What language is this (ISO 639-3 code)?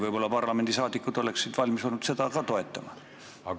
est